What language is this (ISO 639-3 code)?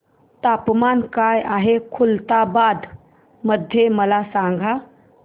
mar